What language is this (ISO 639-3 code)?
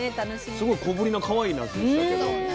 jpn